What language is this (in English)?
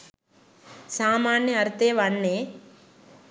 Sinhala